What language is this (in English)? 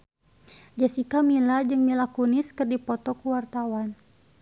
Sundanese